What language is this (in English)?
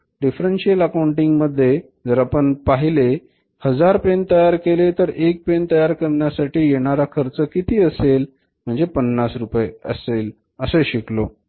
Marathi